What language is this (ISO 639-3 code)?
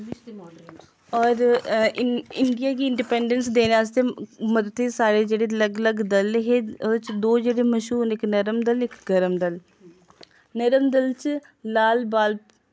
doi